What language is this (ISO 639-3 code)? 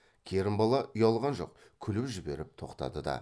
kaz